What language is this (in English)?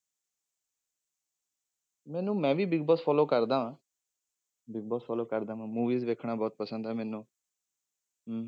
Punjabi